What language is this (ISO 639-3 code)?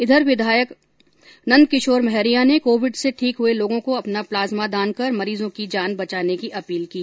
hin